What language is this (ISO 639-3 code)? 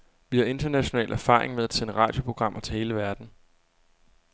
dan